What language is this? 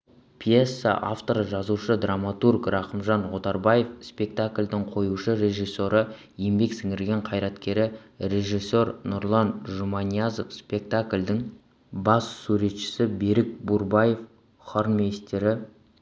Kazakh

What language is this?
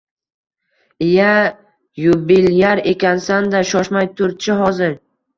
Uzbek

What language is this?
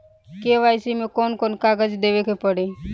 Bhojpuri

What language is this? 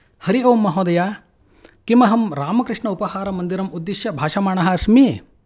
Sanskrit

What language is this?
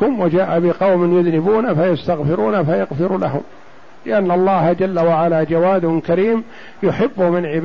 Arabic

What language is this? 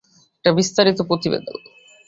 Bangla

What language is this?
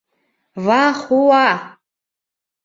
Bashkir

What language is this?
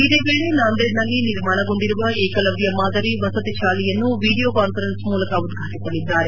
Kannada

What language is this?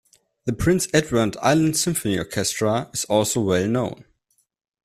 English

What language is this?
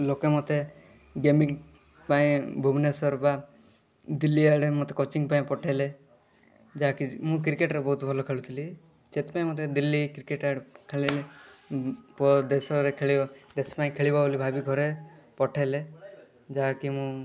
Odia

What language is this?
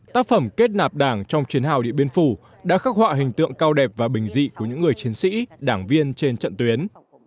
Vietnamese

